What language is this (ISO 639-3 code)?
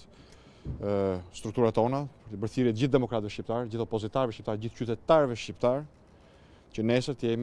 nld